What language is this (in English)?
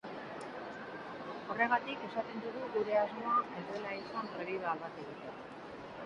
Basque